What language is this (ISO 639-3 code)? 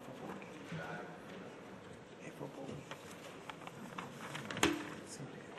heb